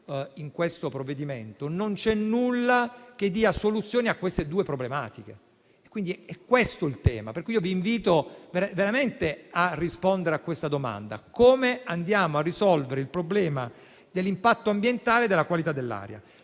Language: Italian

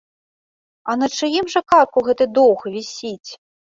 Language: Belarusian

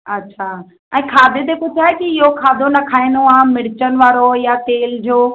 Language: Sindhi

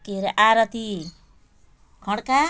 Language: Nepali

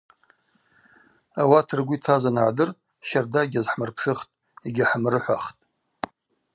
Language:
Abaza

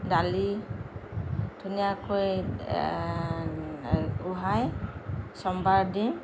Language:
Assamese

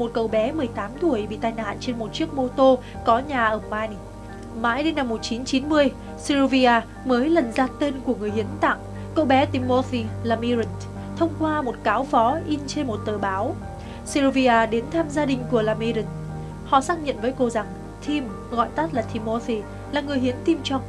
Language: Vietnamese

